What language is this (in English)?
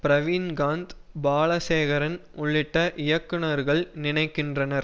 Tamil